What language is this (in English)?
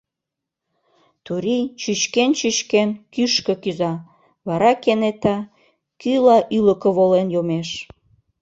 Mari